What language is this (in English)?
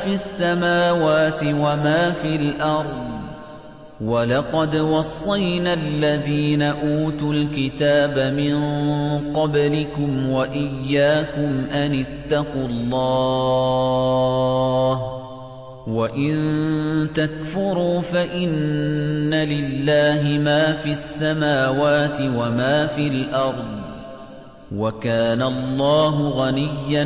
Arabic